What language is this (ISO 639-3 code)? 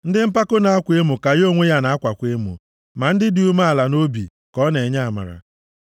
ibo